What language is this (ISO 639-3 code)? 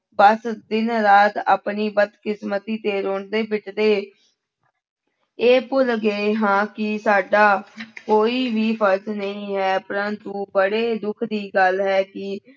pan